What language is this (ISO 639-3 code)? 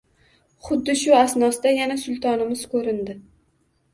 uzb